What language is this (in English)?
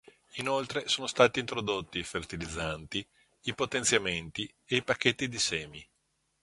Italian